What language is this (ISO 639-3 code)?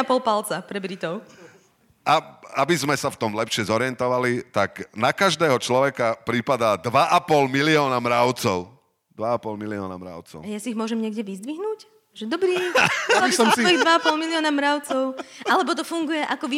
slk